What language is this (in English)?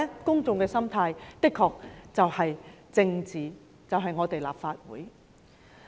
Cantonese